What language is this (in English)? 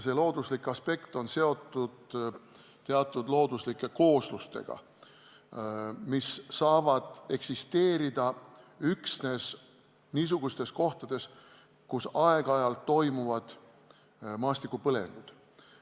Estonian